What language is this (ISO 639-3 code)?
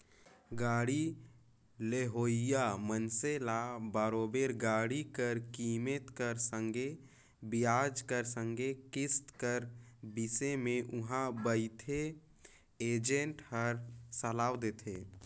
hne